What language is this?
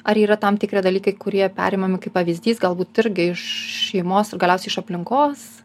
Lithuanian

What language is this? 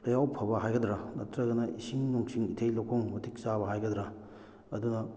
Manipuri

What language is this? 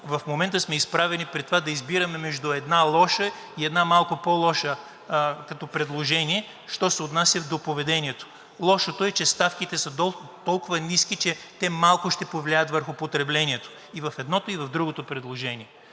Bulgarian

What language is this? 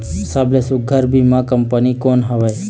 Chhattisgarhi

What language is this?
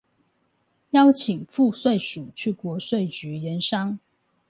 Chinese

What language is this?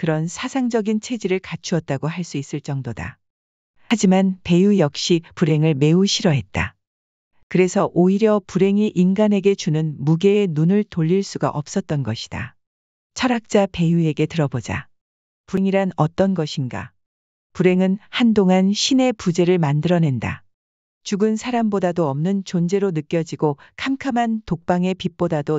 Korean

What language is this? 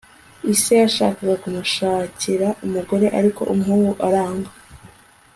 Kinyarwanda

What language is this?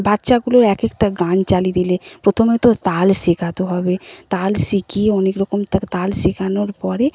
Bangla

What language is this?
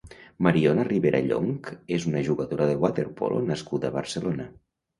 Catalan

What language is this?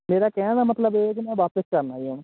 Punjabi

